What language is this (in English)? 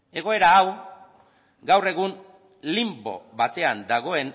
Basque